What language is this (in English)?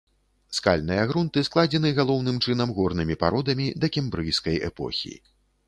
Belarusian